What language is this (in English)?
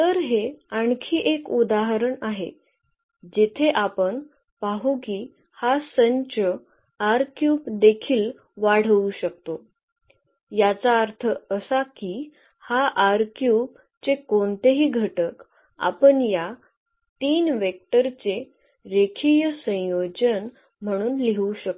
Marathi